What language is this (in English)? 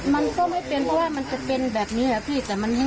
Thai